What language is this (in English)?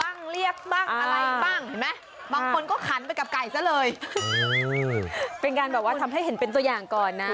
Thai